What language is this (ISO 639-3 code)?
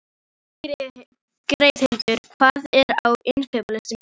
isl